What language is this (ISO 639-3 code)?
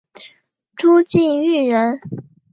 zho